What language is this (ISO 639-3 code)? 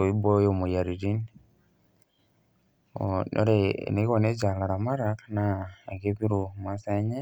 mas